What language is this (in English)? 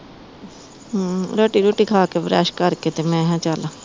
Punjabi